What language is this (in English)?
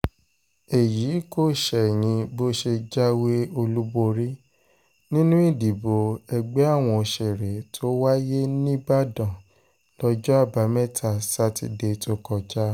Yoruba